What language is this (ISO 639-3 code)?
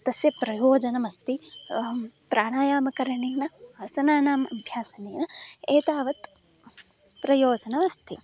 san